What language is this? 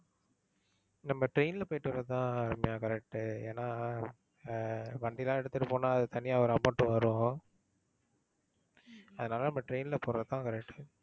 Tamil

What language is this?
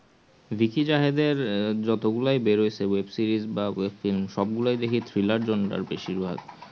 Bangla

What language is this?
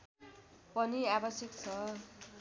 Nepali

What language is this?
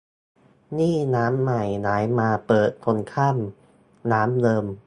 Thai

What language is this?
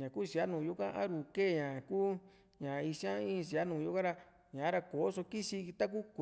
Juxtlahuaca Mixtec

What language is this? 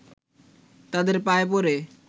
Bangla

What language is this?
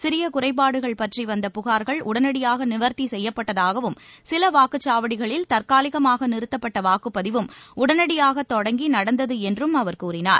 Tamil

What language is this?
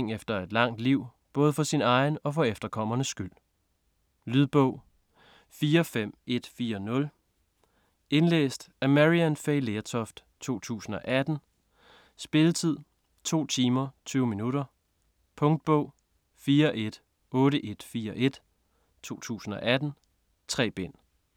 Danish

